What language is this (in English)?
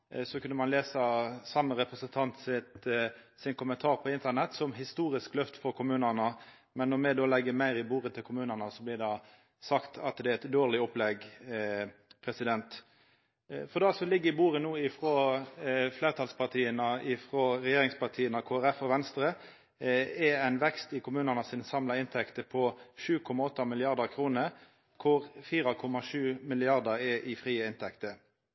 Norwegian Nynorsk